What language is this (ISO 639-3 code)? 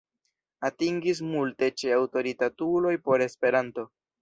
epo